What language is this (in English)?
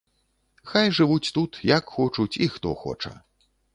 Belarusian